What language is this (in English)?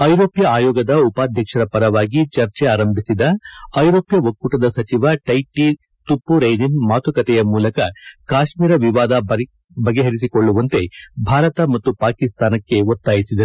Kannada